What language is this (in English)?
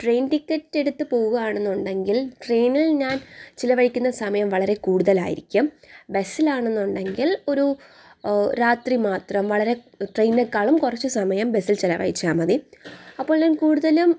Malayalam